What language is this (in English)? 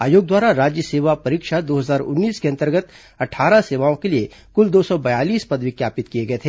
Hindi